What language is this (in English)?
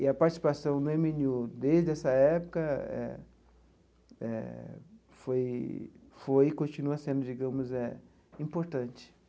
Portuguese